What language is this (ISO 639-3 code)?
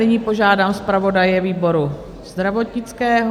ces